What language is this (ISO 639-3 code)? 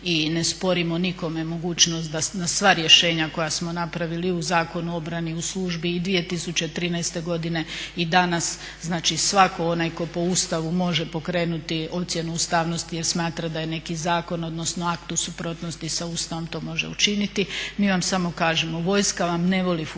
hrv